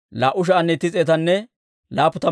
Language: Dawro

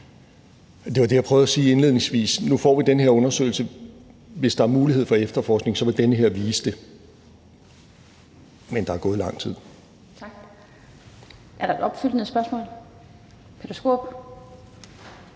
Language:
Danish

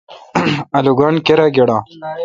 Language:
Kalkoti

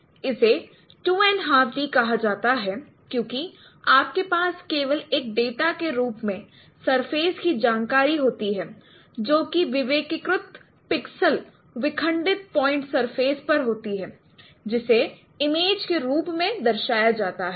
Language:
Hindi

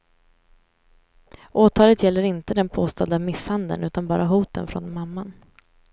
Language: Swedish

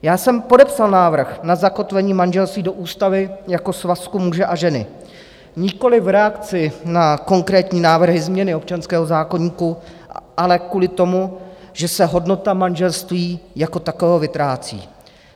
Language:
Czech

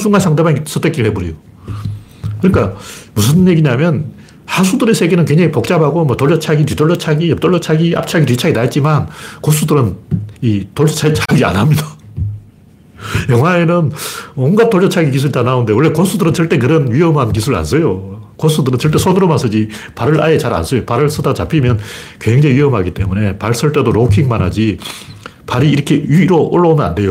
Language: Korean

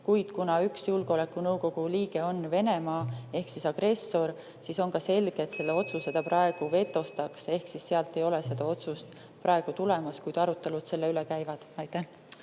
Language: Estonian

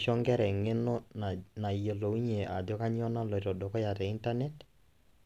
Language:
Masai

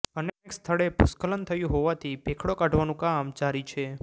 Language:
Gujarati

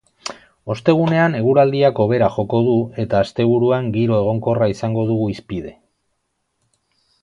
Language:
Basque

